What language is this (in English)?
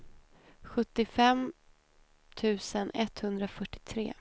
Swedish